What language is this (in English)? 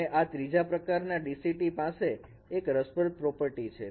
Gujarati